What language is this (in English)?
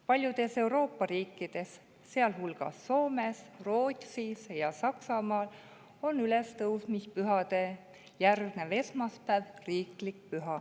Estonian